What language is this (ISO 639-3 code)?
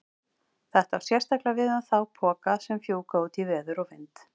isl